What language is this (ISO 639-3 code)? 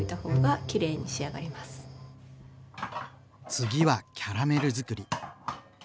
jpn